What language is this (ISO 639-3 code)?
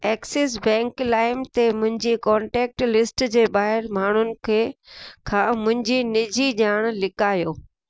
snd